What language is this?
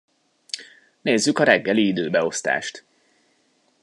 Hungarian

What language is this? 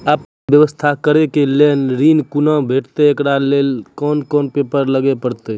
Maithili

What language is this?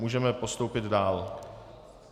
Czech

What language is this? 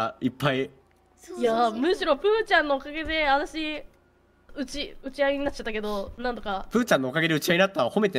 Japanese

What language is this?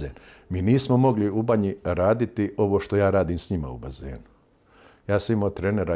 Croatian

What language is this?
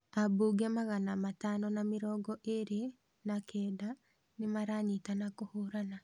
Kikuyu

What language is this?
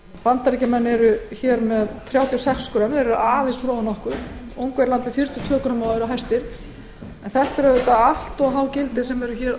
Icelandic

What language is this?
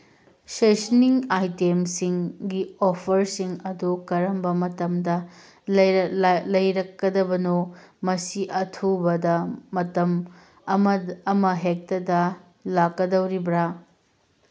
Manipuri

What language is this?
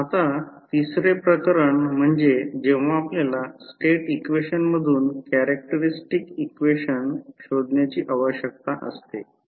Marathi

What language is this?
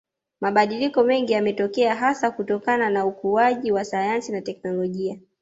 Swahili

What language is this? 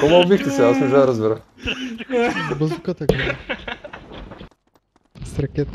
Bulgarian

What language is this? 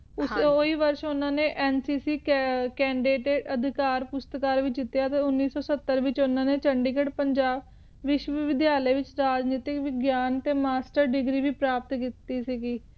Punjabi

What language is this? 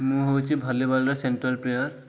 Odia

